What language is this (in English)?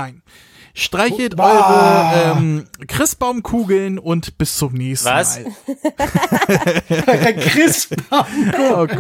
German